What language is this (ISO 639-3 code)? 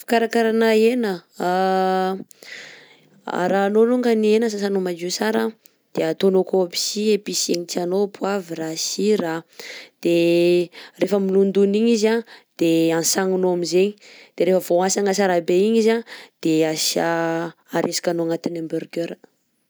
bzc